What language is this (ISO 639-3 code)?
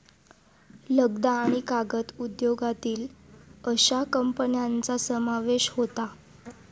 mar